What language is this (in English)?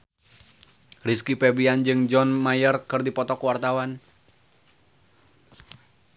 Sundanese